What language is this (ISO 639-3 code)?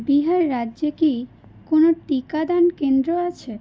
ben